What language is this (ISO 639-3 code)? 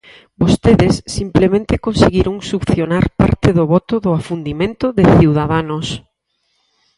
glg